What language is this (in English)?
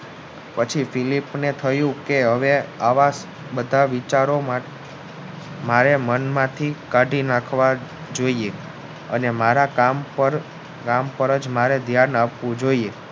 Gujarati